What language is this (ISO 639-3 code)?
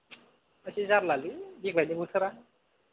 brx